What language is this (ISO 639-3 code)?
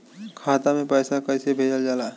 bho